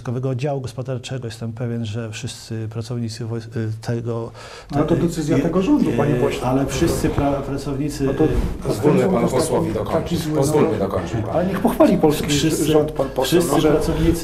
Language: Polish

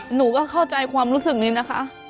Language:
Thai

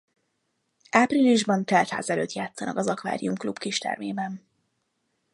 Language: Hungarian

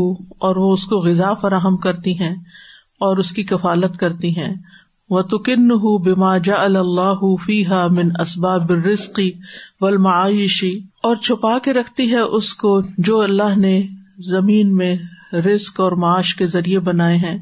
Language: Urdu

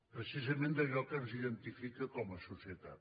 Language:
Catalan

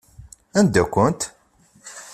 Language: Kabyle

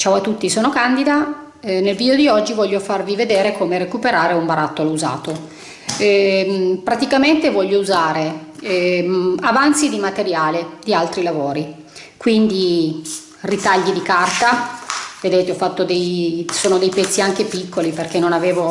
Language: Italian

